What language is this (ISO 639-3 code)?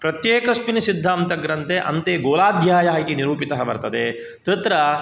san